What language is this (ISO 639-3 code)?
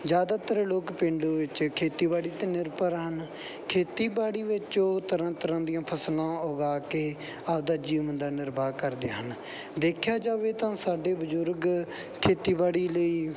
pan